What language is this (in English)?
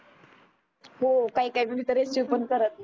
Marathi